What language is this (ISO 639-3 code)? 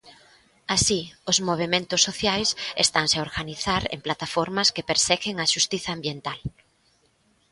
glg